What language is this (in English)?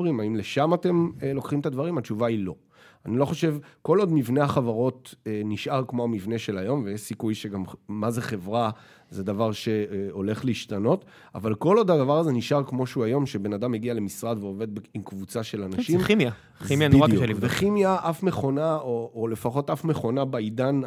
Hebrew